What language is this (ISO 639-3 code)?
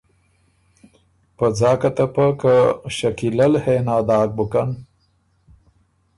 oru